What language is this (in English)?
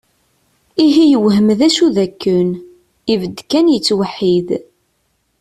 Kabyle